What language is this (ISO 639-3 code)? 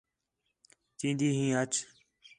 xhe